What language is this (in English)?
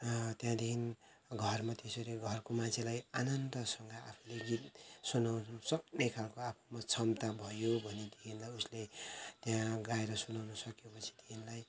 Nepali